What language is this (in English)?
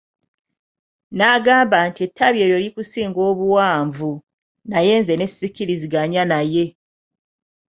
Ganda